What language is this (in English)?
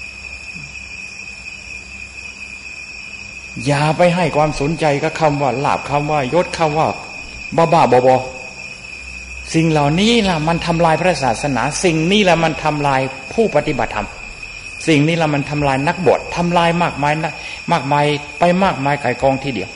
Thai